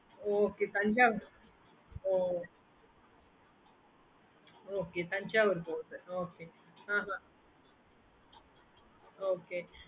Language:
Tamil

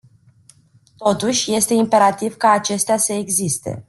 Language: Romanian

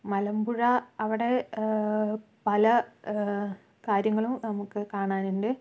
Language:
Malayalam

